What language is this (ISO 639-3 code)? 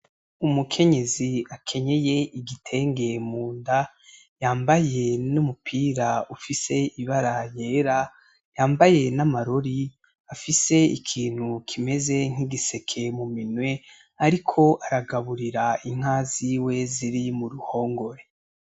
run